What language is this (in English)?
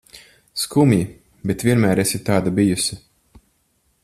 Latvian